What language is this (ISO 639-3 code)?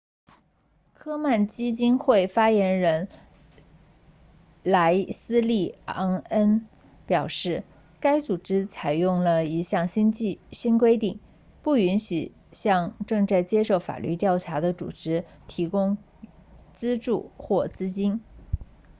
zho